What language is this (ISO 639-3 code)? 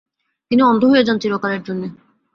ben